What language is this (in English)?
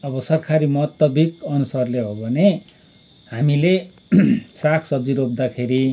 Nepali